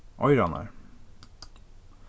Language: Faroese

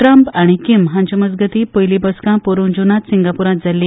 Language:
Konkani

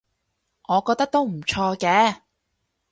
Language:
Cantonese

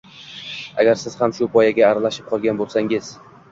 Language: Uzbek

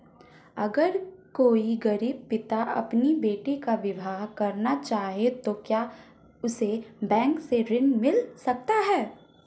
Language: Hindi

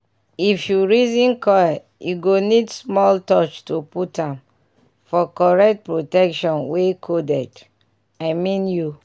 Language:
Nigerian Pidgin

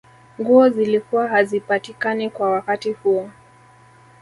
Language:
Swahili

